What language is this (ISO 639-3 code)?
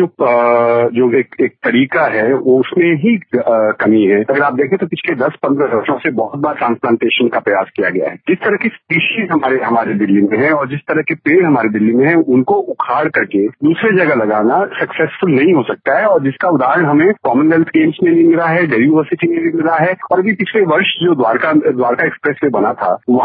hin